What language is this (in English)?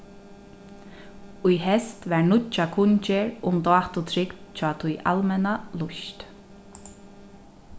Faroese